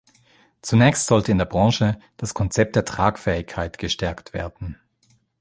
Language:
German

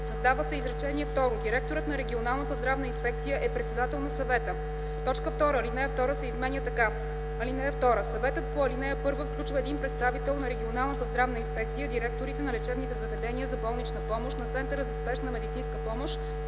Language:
Bulgarian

